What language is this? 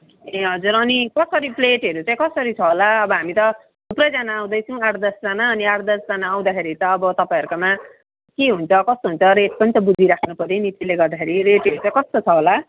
Nepali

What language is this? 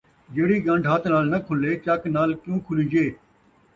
Saraiki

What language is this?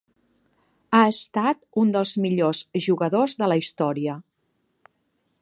Catalan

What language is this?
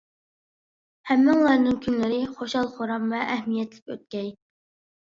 Uyghur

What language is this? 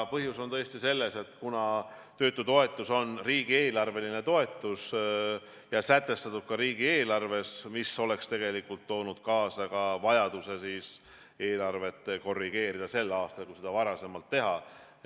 Estonian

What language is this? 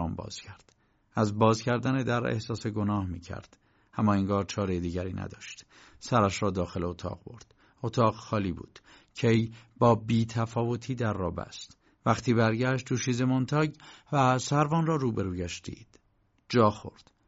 Persian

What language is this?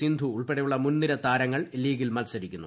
Malayalam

